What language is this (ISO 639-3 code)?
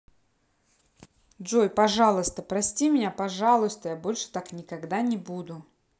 rus